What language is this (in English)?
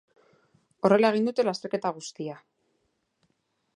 Basque